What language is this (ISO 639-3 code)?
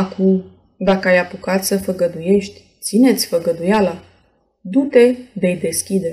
ron